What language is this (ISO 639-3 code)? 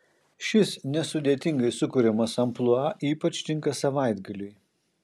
lit